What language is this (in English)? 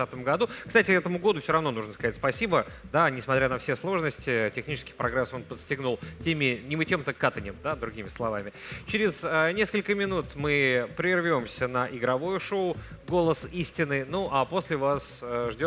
Russian